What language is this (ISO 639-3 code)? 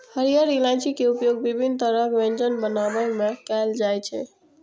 mai